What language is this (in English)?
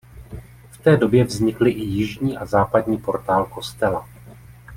Czech